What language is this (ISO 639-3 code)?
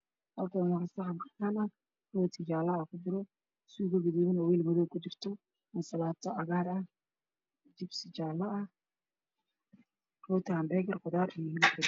som